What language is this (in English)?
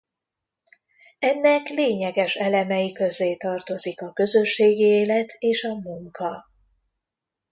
Hungarian